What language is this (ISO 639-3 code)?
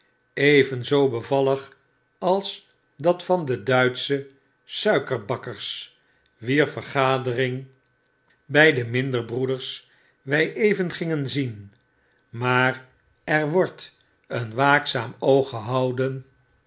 nld